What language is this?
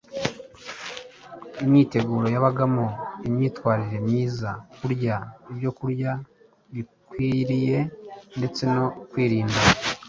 Kinyarwanda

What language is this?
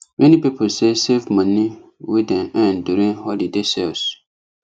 Nigerian Pidgin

